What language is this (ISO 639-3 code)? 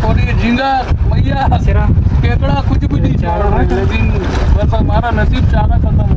ara